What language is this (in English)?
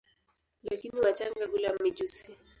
Swahili